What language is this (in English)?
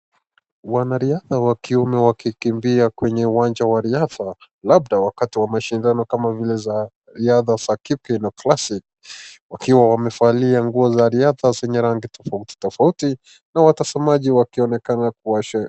Swahili